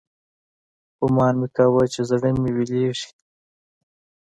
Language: Pashto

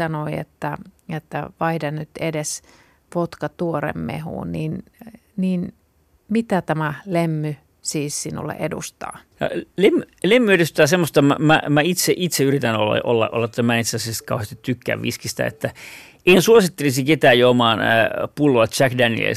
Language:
Finnish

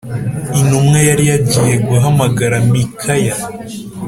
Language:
Kinyarwanda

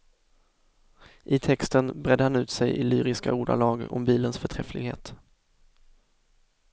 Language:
Swedish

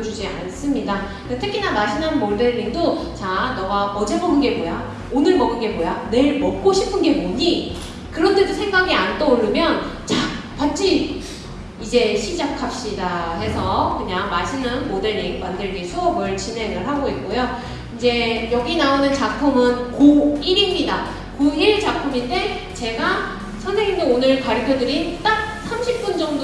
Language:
Korean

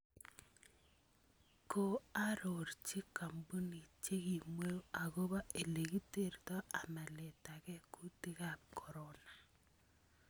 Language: Kalenjin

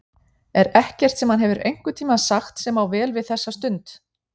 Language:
Icelandic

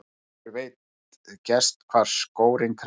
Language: Icelandic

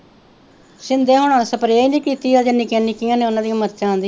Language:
Punjabi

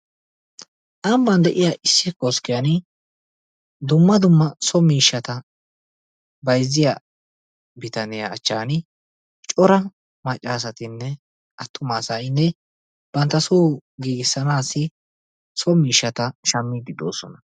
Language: Wolaytta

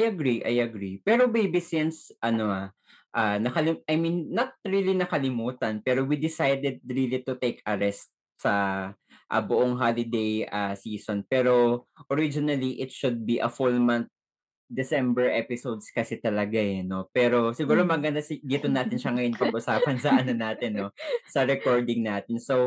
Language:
Filipino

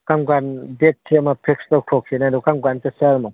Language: Manipuri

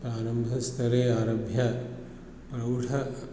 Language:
Sanskrit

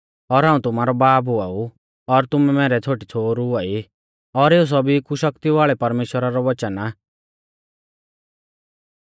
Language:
Mahasu Pahari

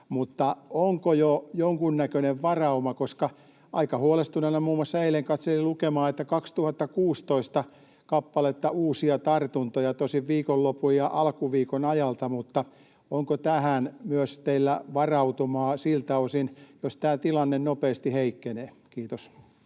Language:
Finnish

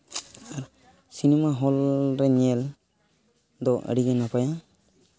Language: Santali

